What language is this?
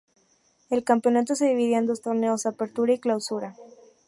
Spanish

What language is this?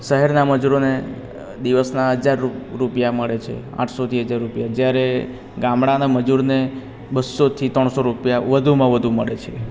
Gujarati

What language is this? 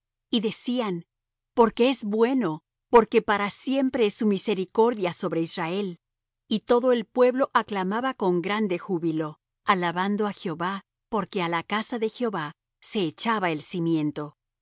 Spanish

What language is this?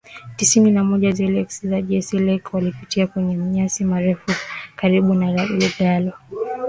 Swahili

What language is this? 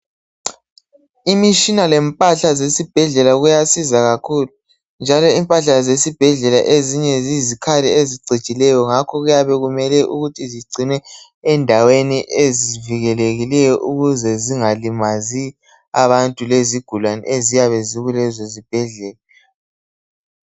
North Ndebele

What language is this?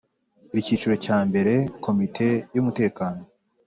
Kinyarwanda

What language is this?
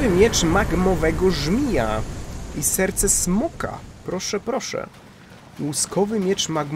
Polish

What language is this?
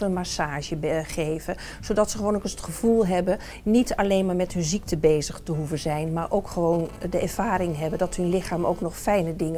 Dutch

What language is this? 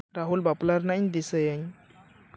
Santali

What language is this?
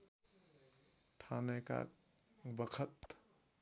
Nepali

